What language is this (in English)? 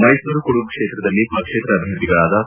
Kannada